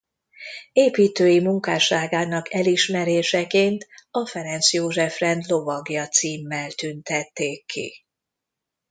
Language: Hungarian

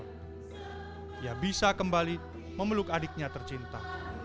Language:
Indonesian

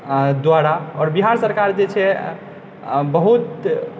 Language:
Maithili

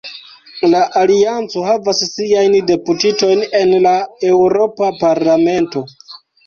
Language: Esperanto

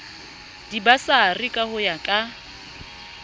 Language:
Southern Sotho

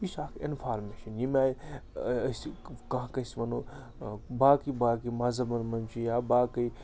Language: Kashmiri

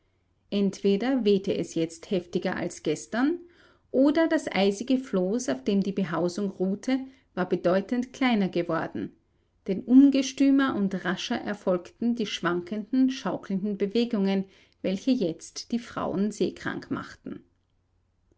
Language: German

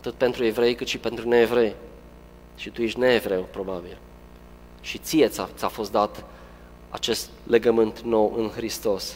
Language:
Romanian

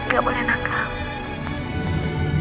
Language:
Indonesian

